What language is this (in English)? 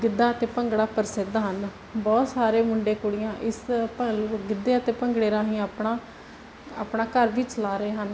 Punjabi